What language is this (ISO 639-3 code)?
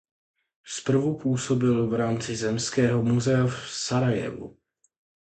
ces